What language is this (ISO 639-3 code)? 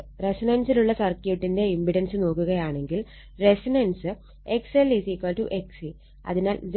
mal